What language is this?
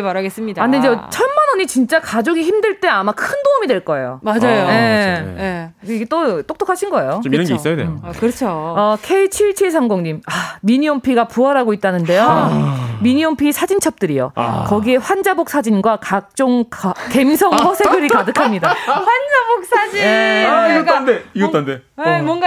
Korean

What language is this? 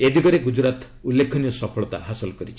Odia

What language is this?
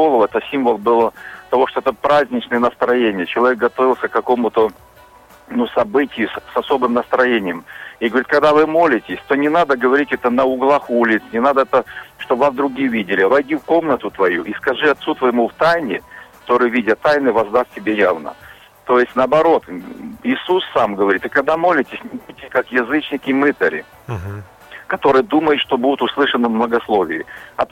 Russian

